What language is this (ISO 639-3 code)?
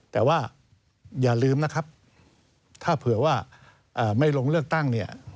tha